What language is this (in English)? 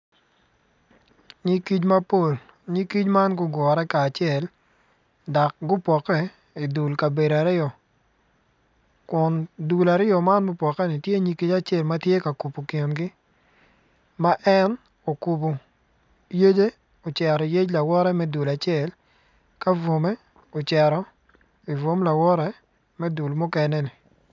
Acoli